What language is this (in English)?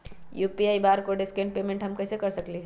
Magahi